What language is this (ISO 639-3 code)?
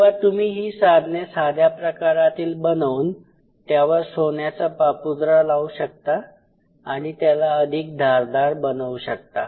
mar